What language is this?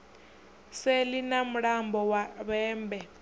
Venda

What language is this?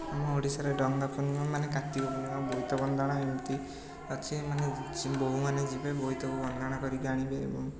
Odia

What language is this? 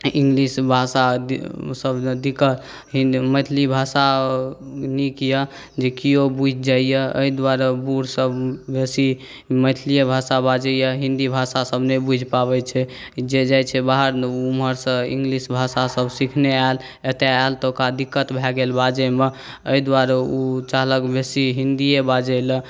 Maithili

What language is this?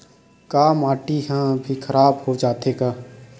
Chhattisgarhi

